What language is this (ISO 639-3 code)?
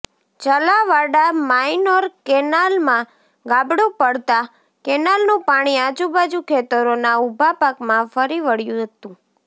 guj